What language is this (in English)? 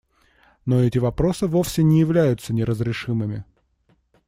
Russian